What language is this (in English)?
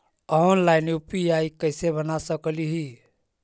Magahi